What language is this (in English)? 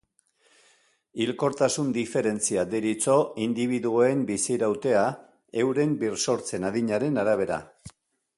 Basque